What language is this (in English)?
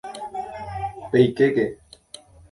Guarani